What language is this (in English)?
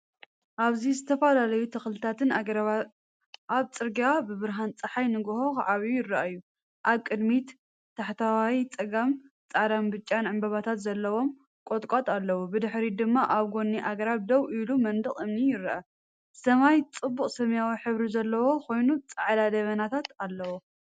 Tigrinya